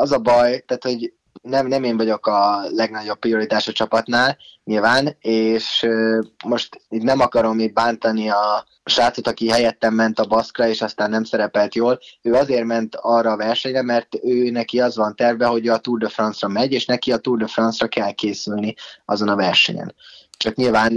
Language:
Hungarian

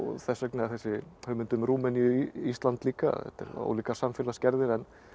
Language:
Icelandic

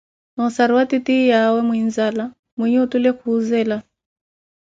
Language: Koti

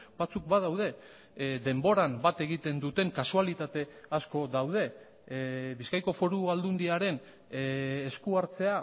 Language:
Basque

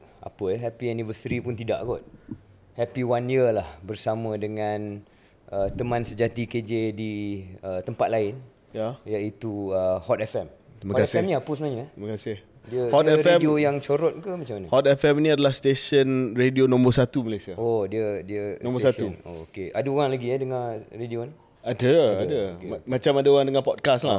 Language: Malay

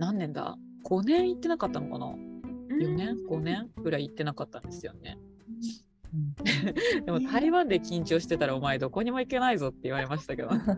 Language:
Japanese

